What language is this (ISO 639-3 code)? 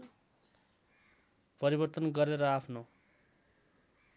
nep